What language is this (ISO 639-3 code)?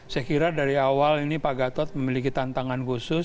ind